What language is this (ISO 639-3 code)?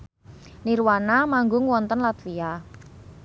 jav